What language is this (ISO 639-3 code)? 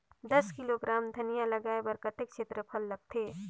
hne